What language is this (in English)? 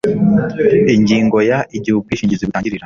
Kinyarwanda